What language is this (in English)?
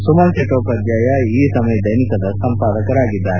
Kannada